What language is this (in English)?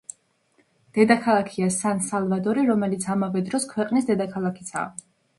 Georgian